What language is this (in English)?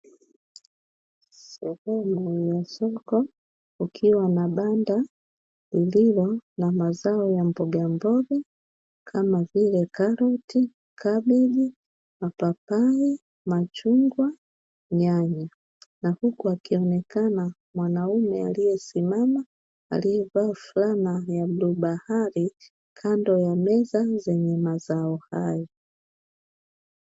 Swahili